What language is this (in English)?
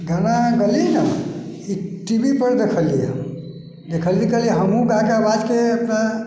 Maithili